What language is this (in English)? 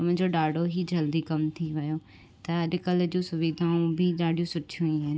Sindhi